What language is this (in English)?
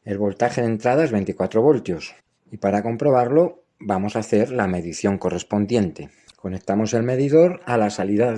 Spanish